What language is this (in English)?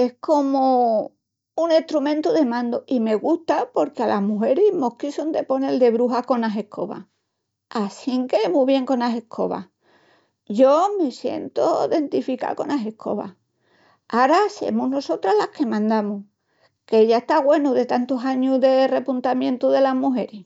Extremaduran